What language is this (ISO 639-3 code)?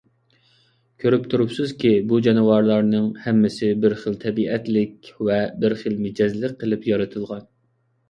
uig